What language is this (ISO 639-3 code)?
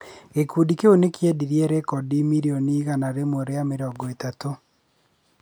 kik